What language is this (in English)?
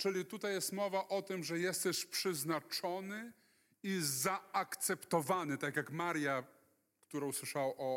Polish